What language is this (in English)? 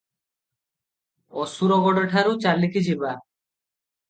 Odia